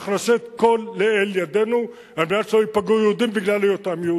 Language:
Hebrew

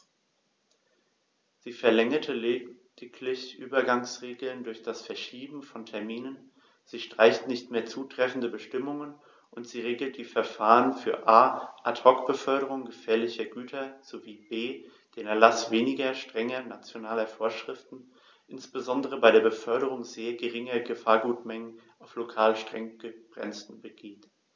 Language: German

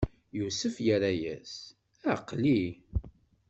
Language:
Kabyle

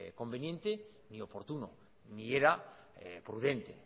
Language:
Spanish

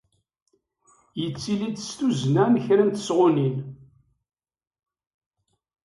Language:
Kabyle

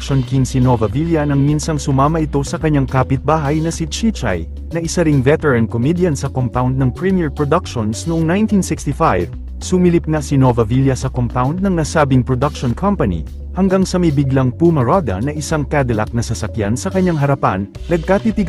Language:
Filipino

